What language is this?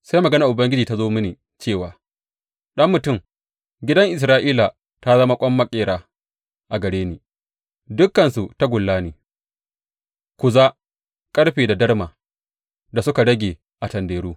Hausa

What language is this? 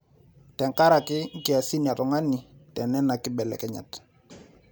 Masai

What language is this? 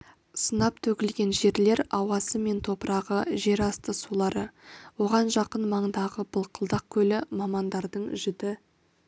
Kazakh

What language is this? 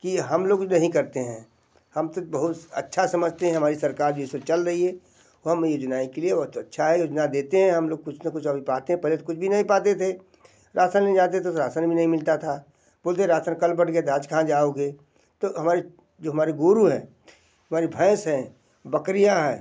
Hindi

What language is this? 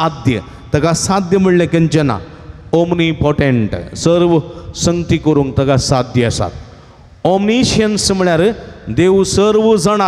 Marathi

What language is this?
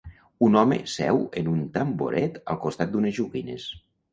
Catalan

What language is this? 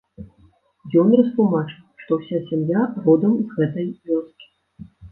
Belarusian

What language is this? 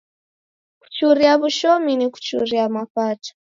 Taita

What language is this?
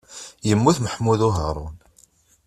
Kabyle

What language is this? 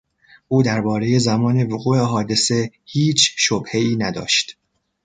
Persian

